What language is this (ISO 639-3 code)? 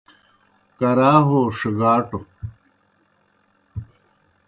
plk